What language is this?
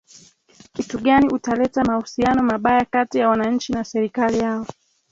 Swahili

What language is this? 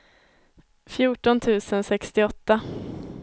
Swedish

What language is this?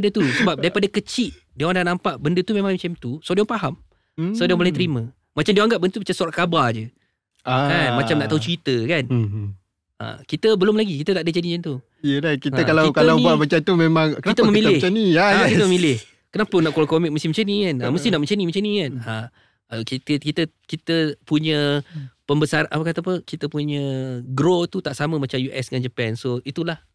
Malay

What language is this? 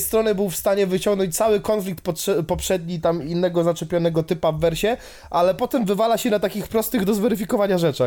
Polish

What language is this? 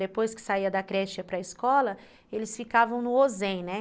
Portuguese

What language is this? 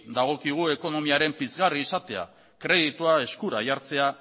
Basque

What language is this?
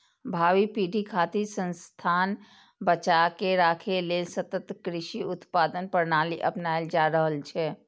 Maithili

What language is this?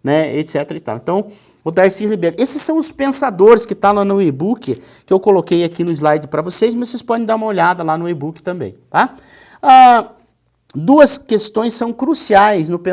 Portuguese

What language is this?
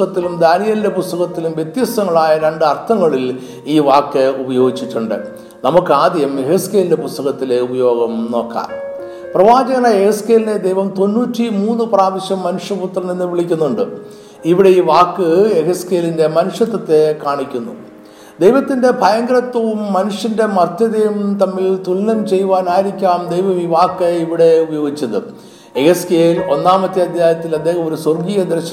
Malayalam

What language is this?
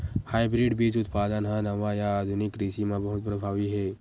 Chhattisgarhi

